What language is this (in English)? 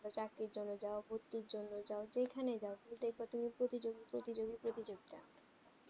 Bangla